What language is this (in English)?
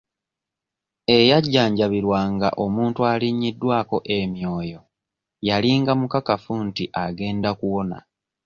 Ganda